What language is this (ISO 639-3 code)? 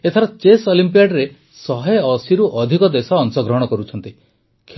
ori